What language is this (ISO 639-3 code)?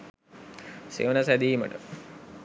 sin